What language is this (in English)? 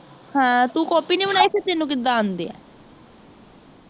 Punjabi